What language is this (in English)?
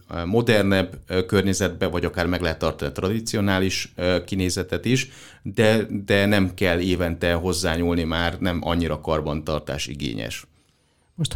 Hungarian